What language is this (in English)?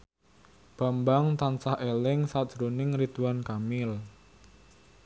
Javanese